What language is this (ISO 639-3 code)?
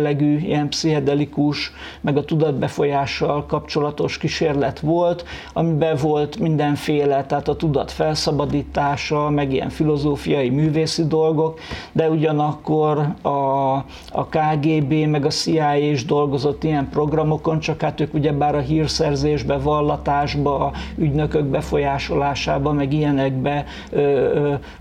hun